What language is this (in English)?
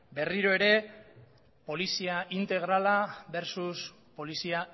Basque